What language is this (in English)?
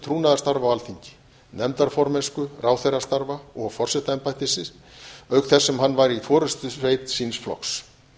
Icelandic